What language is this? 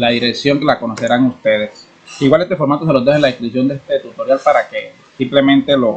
Spanish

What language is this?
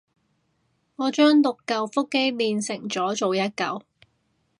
Cantonese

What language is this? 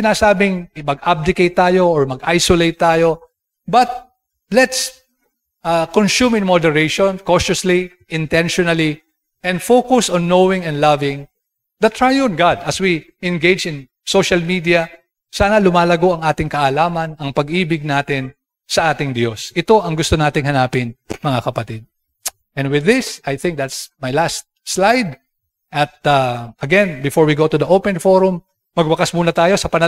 Filipino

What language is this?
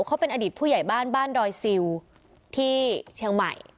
Thai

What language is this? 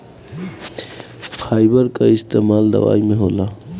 Bhojpuri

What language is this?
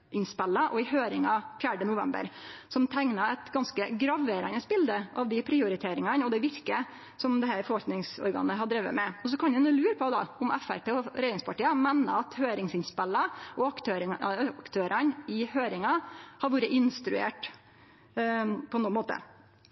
Norwegian Nynorsk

